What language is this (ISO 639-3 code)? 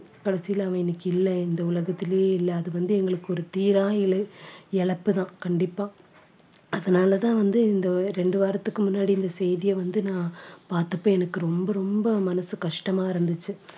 tam